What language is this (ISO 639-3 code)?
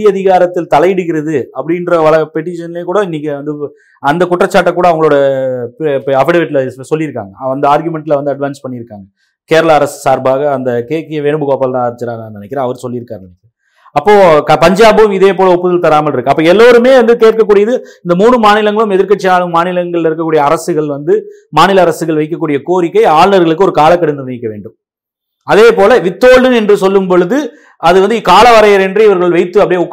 tam